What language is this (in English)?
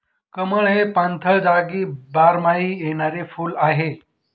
Marathi